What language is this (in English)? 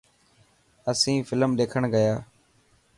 Dhatki